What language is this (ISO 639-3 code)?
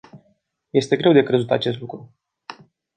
ron